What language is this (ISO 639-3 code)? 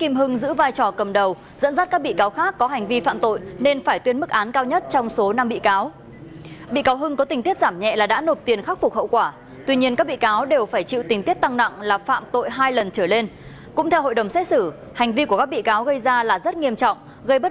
vie